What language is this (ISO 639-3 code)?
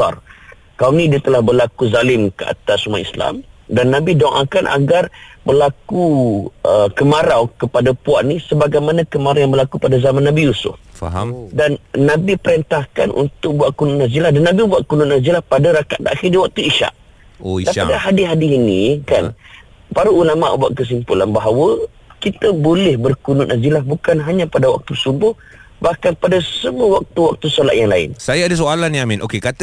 msa